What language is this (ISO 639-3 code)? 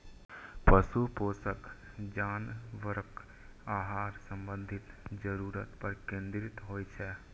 mai